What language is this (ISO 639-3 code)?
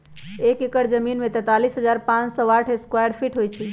mag